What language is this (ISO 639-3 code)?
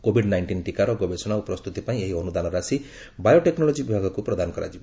ori